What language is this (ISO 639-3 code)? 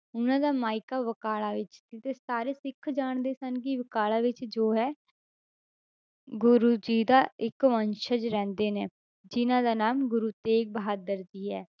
pan